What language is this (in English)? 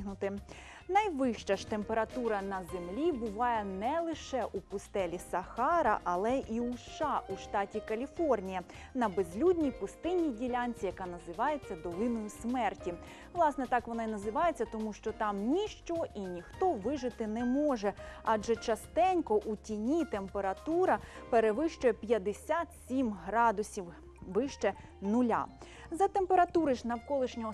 Ukrainian